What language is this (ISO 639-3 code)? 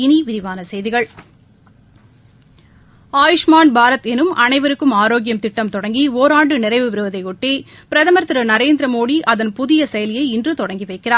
tam